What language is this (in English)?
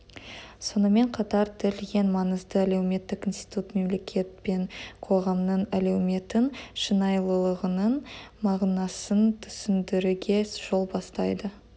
Kazakh